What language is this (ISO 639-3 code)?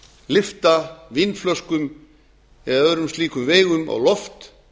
isl